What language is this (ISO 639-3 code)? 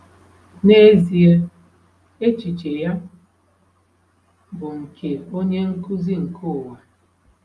ibo